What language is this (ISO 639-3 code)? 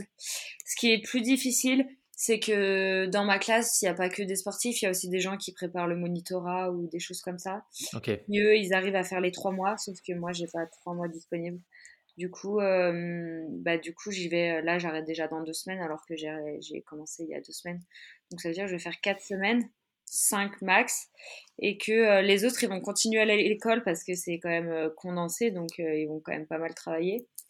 fra